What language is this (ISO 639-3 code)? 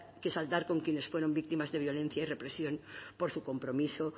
spa